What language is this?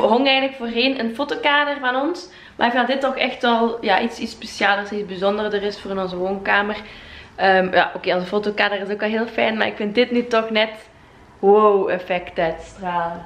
Dutch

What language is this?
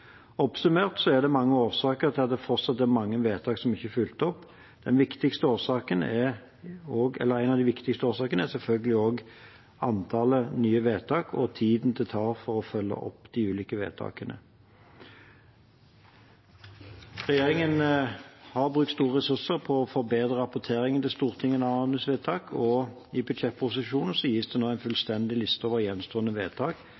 Norwegian Bokmål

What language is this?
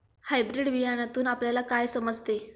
Marathi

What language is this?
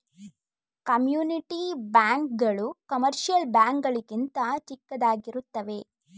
Kannada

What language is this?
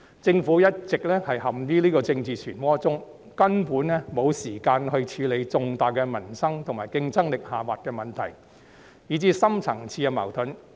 Cantonese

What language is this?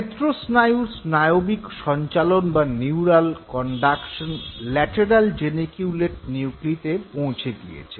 Bangla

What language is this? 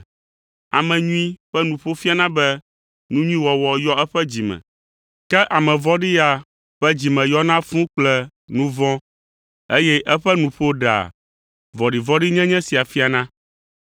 Ewe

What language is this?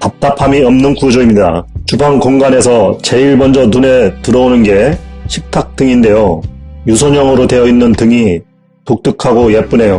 Korean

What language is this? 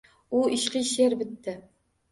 Uzbek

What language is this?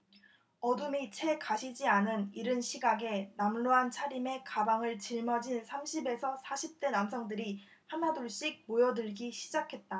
Korean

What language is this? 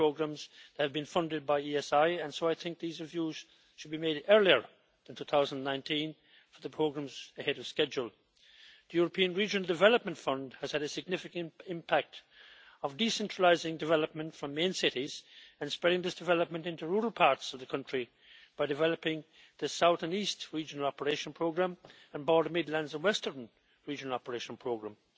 English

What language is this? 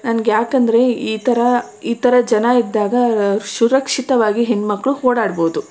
Kannada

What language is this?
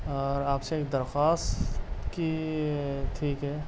Urdu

